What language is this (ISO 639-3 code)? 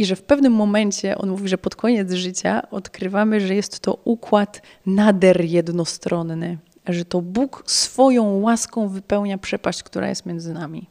pol